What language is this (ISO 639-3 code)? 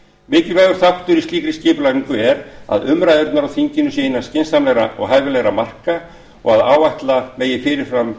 isl